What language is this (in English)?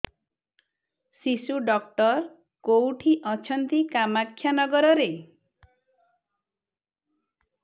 Odia